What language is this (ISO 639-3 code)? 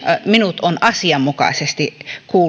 fin